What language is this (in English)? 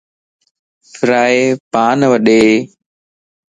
Lasi